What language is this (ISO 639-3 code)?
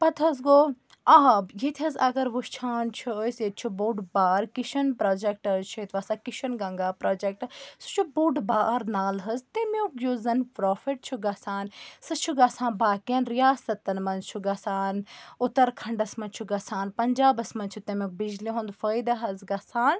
kas